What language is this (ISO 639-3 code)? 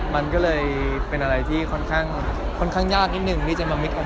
tha